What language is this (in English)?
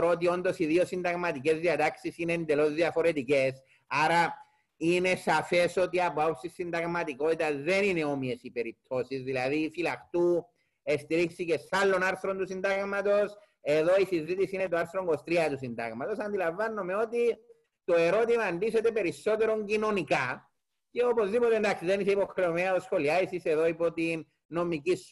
Greek